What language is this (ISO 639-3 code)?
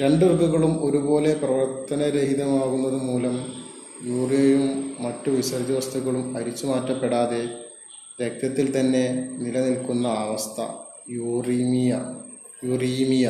mal